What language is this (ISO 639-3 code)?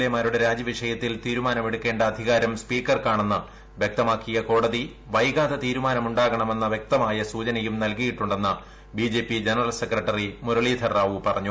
mal